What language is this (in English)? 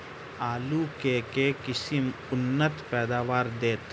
Maithili